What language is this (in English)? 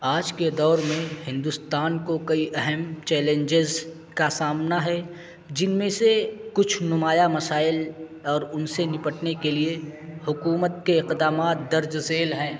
Urdu